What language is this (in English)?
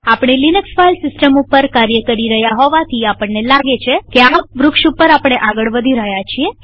Gujarati